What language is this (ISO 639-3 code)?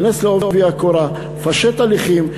heb